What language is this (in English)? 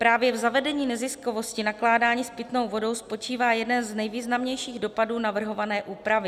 Czech